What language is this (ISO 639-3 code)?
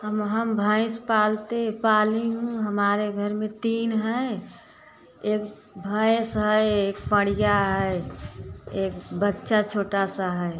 hin